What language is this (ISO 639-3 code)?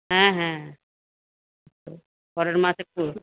ben